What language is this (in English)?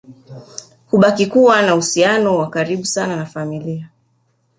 Swahili